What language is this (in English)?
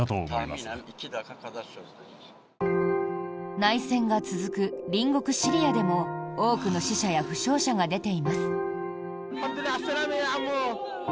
Japanese